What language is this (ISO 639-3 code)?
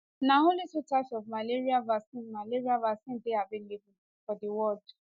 pcm